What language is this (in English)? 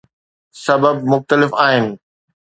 Sindhi